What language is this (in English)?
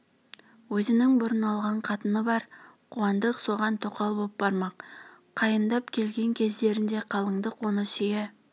Kazakh